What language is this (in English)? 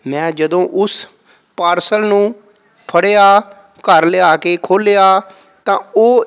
Punjabi